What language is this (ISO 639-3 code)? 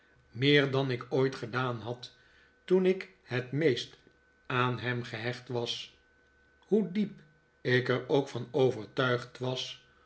nld